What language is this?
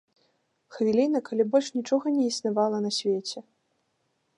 Belarusian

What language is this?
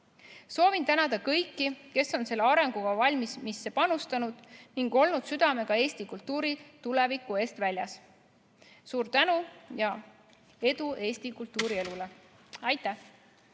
Estonian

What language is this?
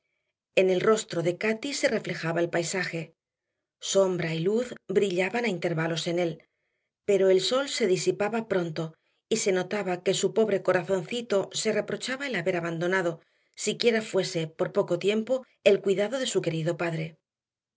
Spanish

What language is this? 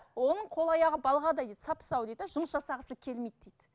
Kazakh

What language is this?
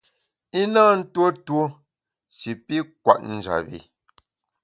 Bamun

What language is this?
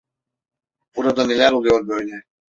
Turkish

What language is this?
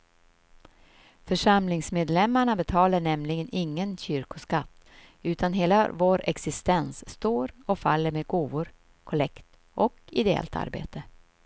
Swedish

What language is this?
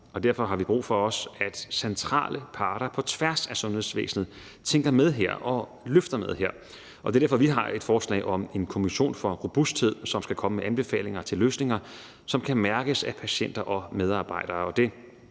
Danish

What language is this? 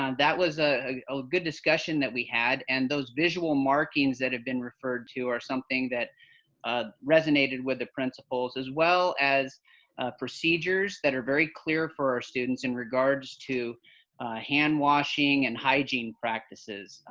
English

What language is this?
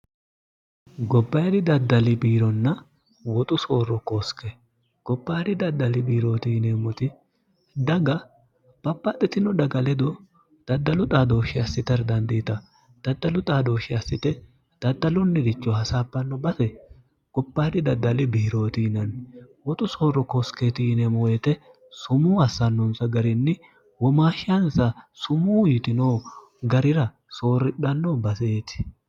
Sidamo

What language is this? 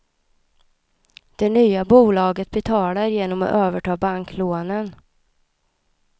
Swedish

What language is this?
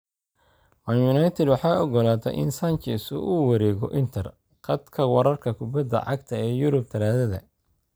Somali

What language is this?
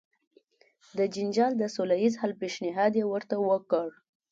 Pashto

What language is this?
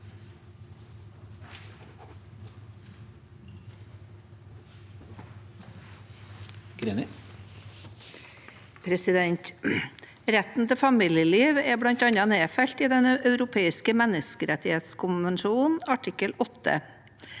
Norwegian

